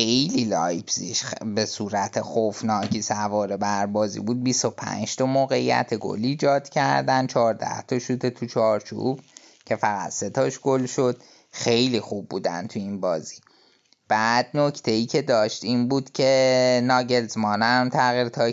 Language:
Persian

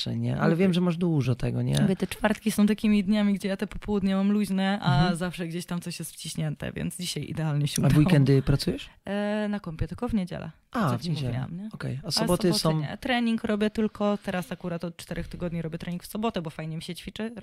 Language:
Polish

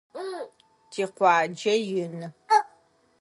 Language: Adyghe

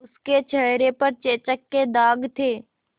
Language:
Hindi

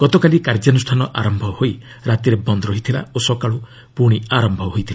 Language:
Odia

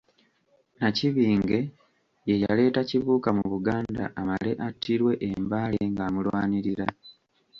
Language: Ganda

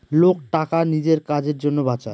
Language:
Bangla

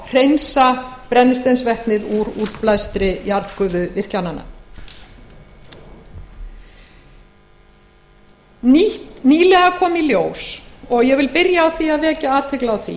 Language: Icelandic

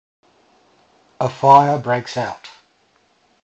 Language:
English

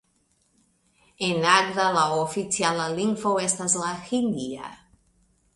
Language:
Esperanto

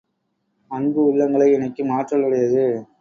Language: Tamil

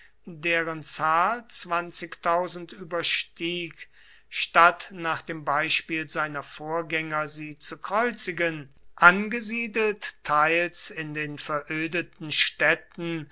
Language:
German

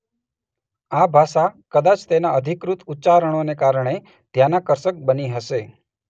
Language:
Gujarati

